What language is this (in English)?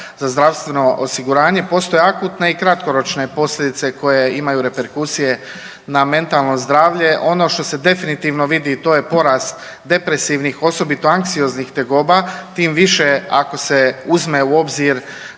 Croatian